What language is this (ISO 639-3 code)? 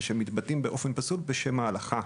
heb